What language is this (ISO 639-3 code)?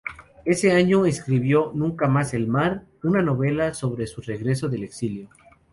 spa